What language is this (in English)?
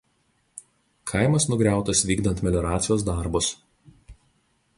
Lithuanian